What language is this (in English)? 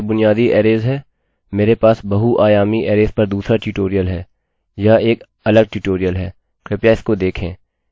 Hindi